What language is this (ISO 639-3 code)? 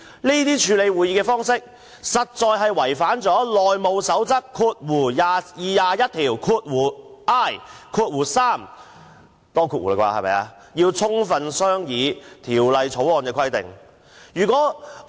yue